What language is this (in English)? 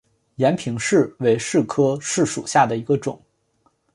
Chinese